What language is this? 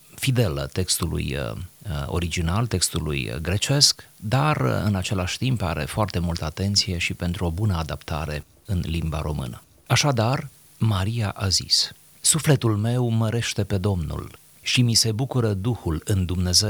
Romanian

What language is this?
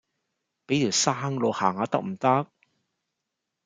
Cantonese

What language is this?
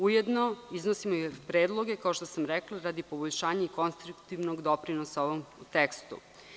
Serbian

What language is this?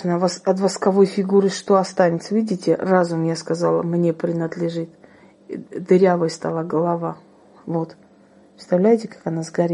Russian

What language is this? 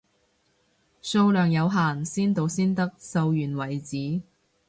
Cantonese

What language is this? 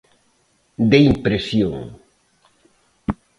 Galician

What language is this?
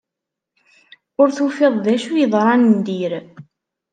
Kabyle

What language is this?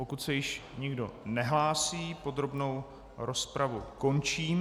Czech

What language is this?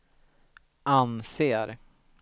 Swedish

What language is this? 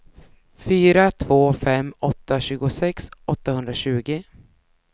Swedish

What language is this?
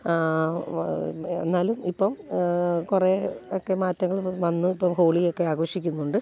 Malayalam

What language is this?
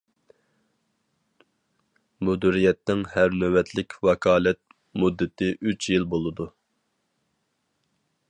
Uyghur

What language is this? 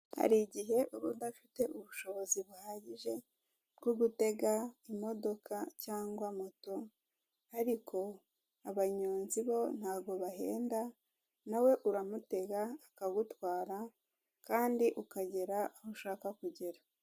Kinyarwanda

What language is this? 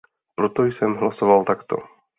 Czech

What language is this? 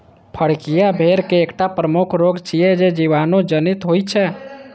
Maithili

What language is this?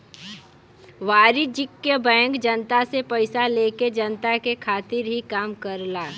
Bhojpuri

